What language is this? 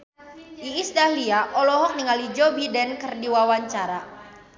Sundanese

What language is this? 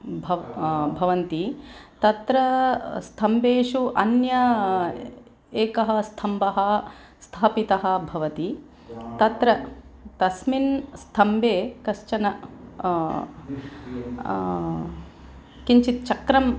Sanskrit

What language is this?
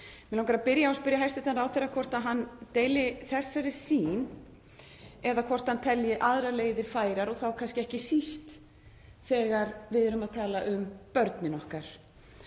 Icelandic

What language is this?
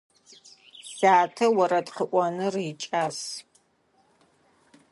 Adyghe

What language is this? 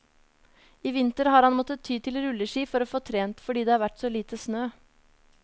Norwegian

